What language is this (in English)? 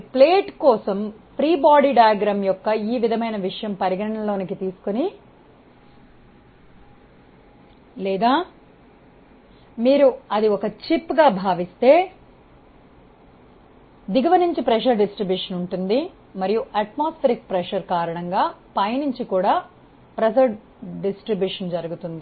Telugu